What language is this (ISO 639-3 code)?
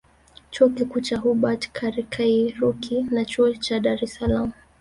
swa